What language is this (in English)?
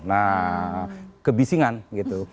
Indonesian